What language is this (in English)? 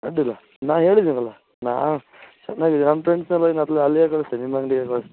Kannada